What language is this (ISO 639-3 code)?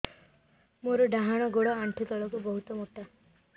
ori